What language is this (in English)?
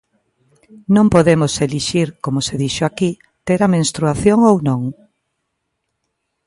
Galician